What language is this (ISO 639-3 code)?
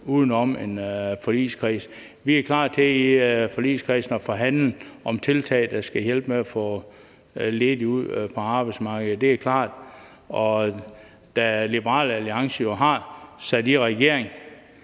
dan